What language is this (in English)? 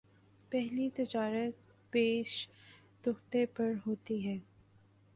Urdu